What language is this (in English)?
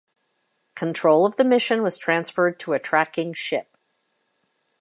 English